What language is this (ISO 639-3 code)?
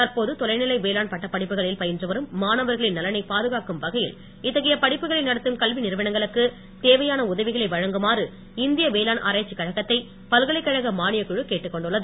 tam